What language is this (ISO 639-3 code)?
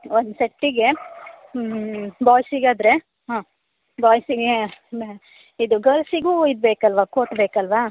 kan